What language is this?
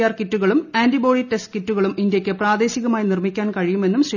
Malayalam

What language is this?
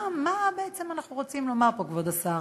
Hebrew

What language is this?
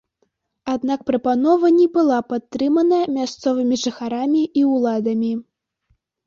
Belarusian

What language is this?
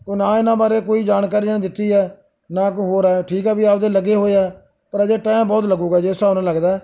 Punjabi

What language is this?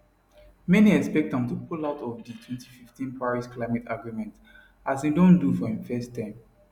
Nigerian Pidgin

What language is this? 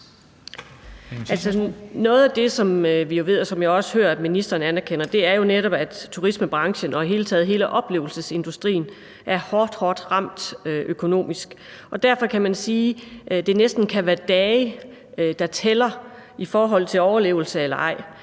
Danish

